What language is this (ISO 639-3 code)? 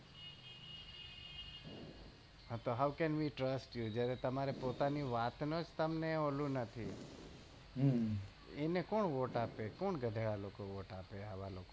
guj